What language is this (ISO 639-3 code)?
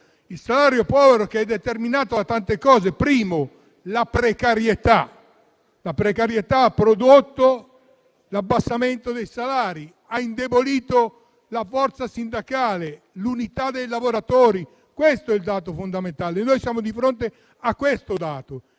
ita